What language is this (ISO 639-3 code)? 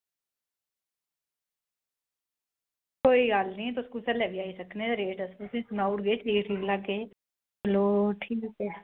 doi